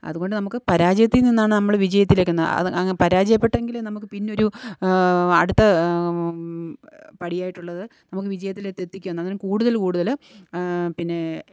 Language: Malayalam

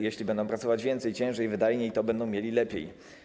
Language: Polish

